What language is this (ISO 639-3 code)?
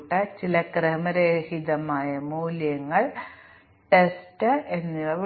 mal